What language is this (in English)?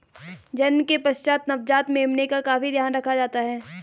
Hindi